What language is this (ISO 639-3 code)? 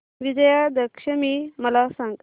mar